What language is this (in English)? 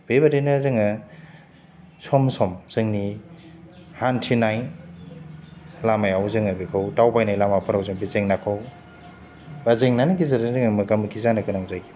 Bodo